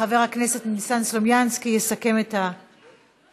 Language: Hebrew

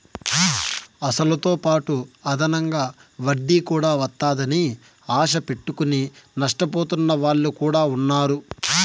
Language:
Telugu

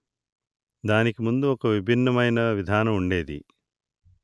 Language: Telugu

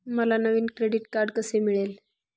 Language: Marathi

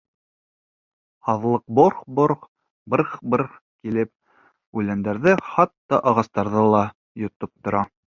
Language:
Bashkir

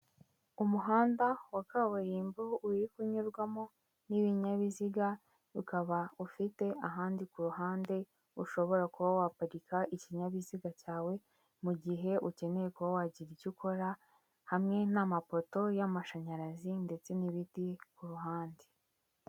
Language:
Kinyarwanda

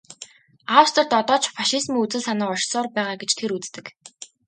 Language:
Mongolian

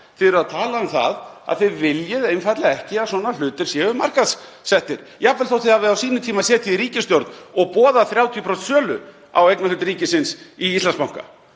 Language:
Icelandic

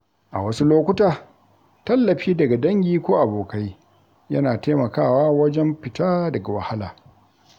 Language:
Hausa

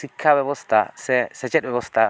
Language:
Santali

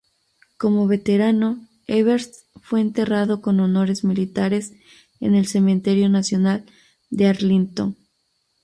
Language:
Spanish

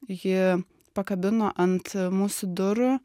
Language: Lithuanian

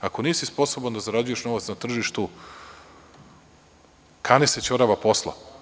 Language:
Serbian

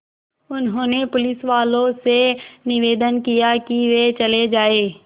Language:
Hindi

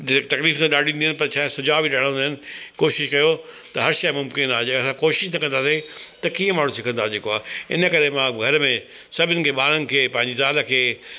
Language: Sindhi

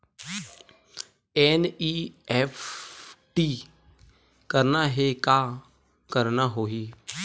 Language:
Chhattisgarhi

